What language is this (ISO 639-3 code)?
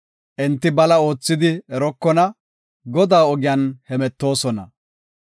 gof